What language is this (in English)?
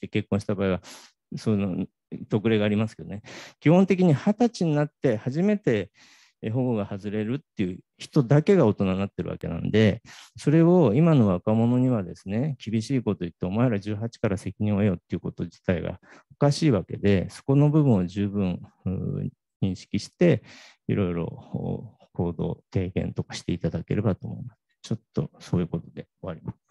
Japanese